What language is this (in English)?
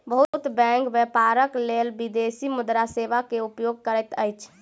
Maithili